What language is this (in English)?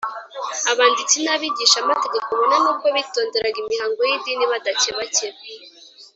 Kinyarwanda